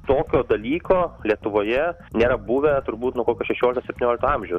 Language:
Lithuanian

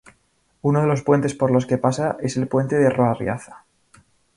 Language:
Spanish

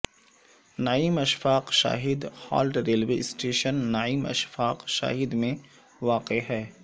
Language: Urdu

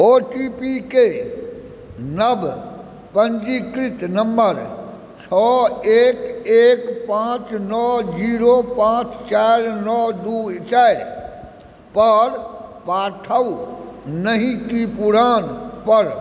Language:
Maithili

